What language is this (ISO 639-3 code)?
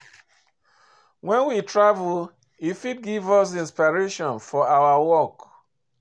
pcm